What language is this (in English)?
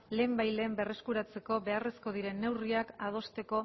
Basque